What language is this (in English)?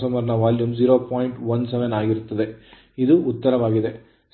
Kannada